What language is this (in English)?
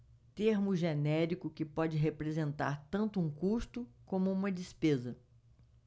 Portuguese